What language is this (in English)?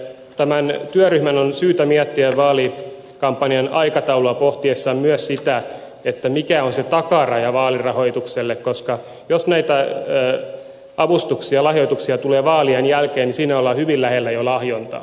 Finnish